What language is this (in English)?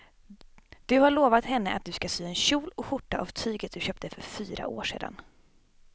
Swedish